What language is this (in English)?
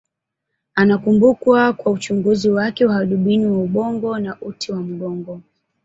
Swahili